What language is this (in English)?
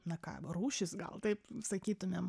Lithuanian